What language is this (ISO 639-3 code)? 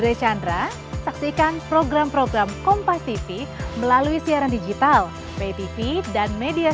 ind